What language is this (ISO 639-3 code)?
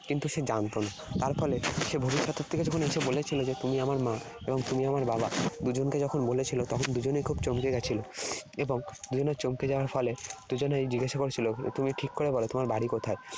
ben